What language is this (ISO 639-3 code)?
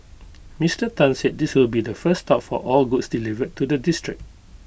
eng